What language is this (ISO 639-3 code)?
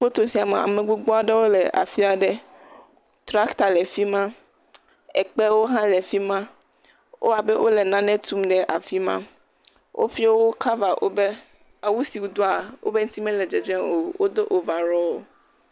ewe